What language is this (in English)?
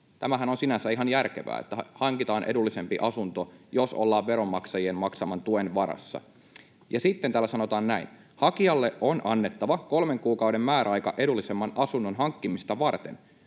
Finnish